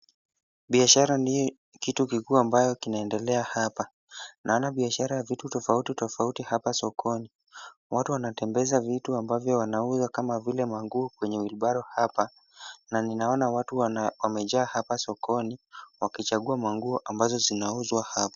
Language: Swahili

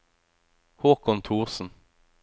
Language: Norwegian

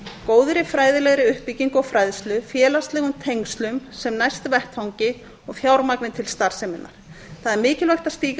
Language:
Icelandic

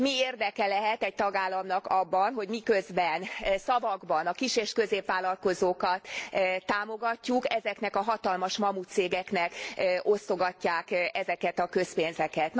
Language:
Hungarian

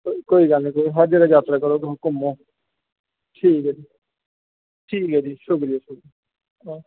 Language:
Dogri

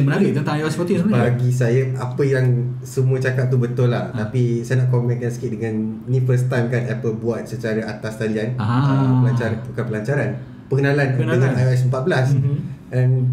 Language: Malay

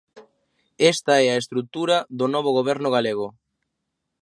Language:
Galician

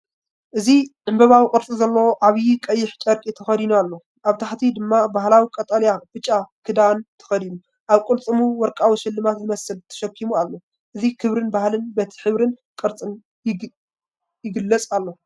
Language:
Tigrinya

